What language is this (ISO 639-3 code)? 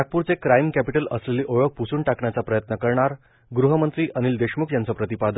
mar